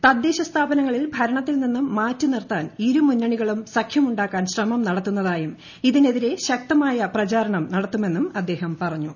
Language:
Malayalam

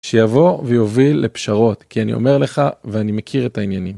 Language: Hebrew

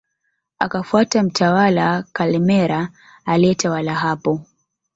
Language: Swahili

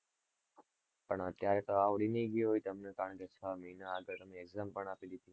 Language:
Gujarati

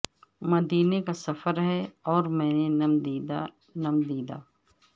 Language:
Urdu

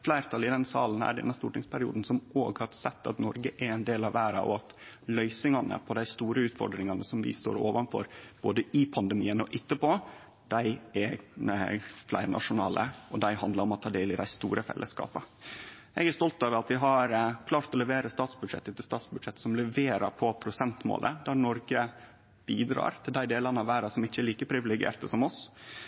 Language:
Norwegian Nynorsk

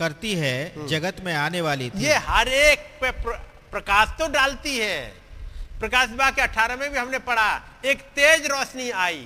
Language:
Hindi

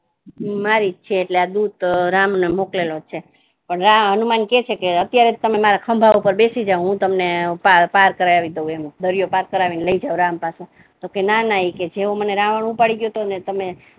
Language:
Gujarati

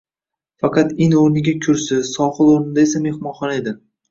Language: Uzbek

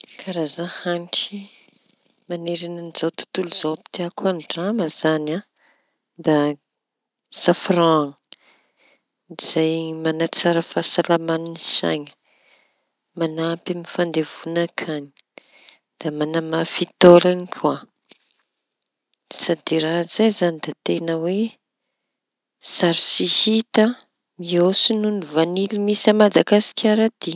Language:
Tanosy Malagasy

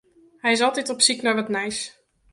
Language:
Western Frisian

